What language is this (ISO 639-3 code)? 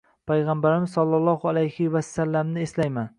uzb